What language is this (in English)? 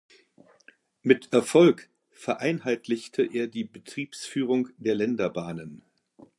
German